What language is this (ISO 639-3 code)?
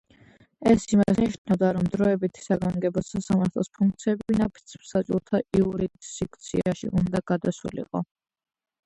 kat